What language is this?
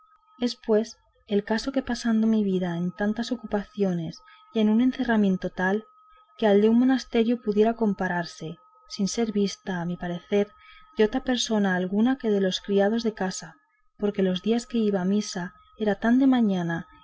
Spanish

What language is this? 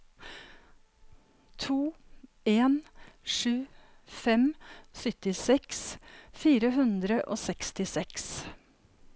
Norwegian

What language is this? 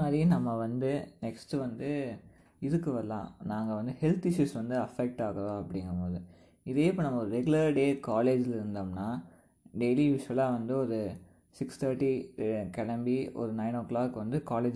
Tamil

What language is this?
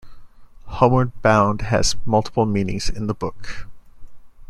English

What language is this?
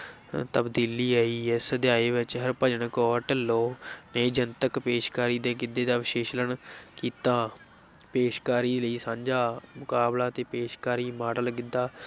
Punjabi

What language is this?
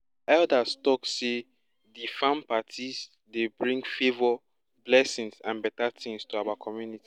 Nigerian Pidgin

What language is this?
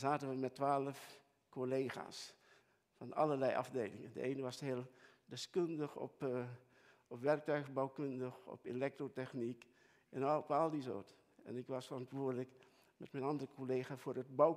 Dutch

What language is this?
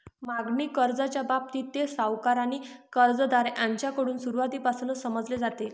Marathi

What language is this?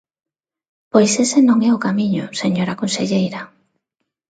Galician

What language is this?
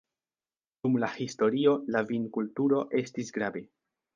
Esperanto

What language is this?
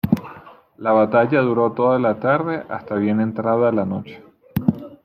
Spanish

